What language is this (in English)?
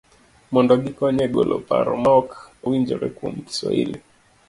Luo (Kenya and Tanzania)